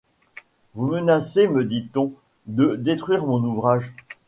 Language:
French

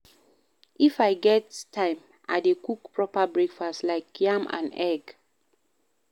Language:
Nigerian Pidgin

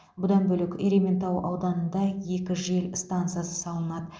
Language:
Kazakh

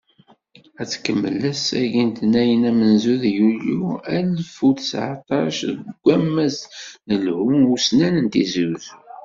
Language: Kabyle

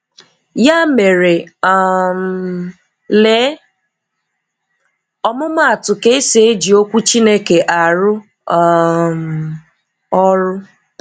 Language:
Igbo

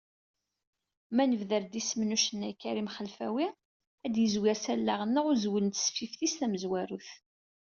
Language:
Kabyle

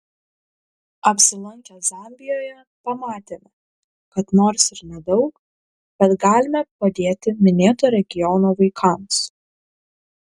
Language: Lithuanian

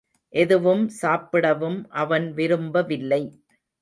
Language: Tamil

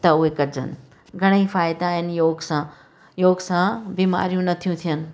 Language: Sindhi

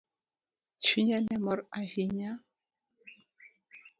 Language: Luo (Kenya and Tanzania)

